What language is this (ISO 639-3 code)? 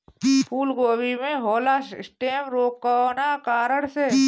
bho